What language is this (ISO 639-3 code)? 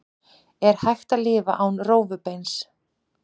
isl